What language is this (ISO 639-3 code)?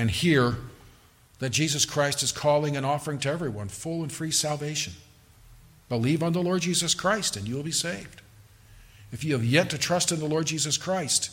eng